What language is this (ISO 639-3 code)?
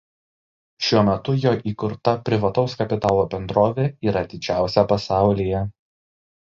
lit